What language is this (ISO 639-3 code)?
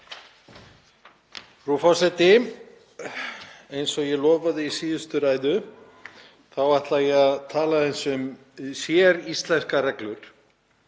isl